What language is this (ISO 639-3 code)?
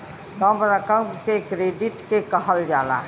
bho